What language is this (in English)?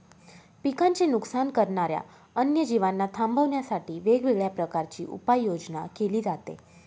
Marathi